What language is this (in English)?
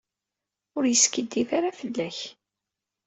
Kabyle